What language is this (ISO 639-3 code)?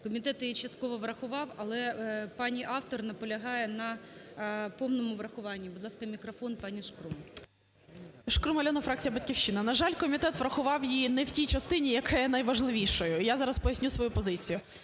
ukr